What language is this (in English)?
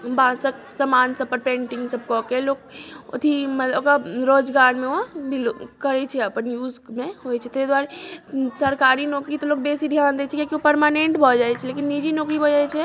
Maithili